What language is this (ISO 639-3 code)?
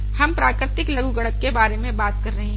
hin